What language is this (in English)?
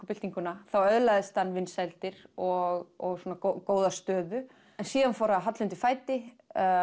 Icelandic